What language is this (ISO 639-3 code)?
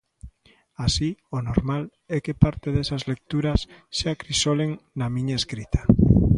glg